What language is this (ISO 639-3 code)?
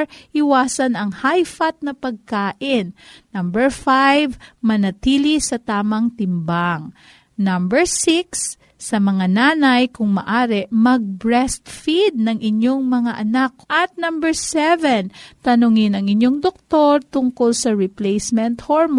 fil